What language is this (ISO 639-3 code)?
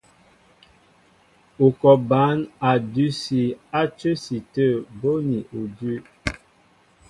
mbo